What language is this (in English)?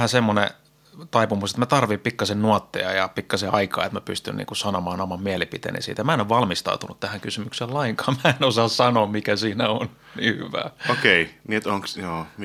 Finnish